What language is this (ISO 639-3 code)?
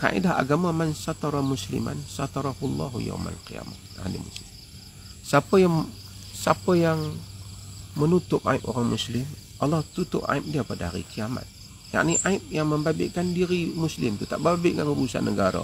msa